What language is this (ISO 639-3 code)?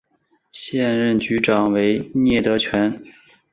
zho